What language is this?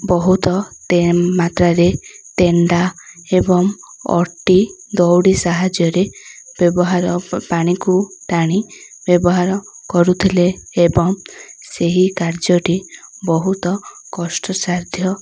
Odia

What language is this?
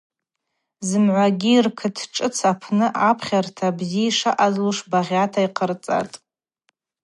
Abaza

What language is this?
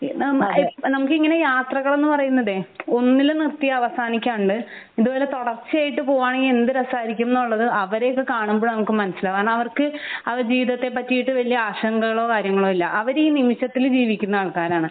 Malayalam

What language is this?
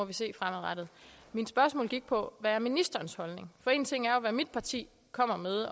Danish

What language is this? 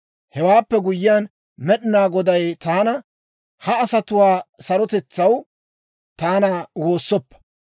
Dawro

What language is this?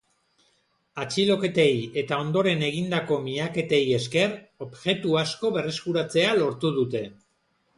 Basque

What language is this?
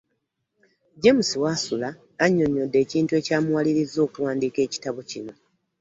Ganda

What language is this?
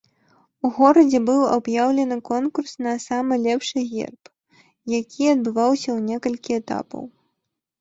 Belarusian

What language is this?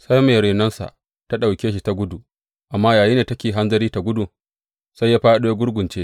Hausa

